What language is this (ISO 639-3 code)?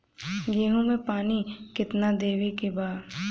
bho